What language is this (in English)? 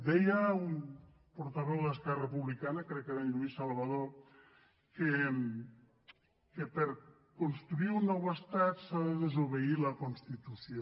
Catalan